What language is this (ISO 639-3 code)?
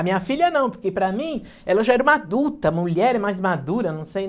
por